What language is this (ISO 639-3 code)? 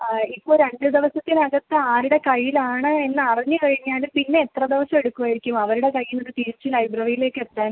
mal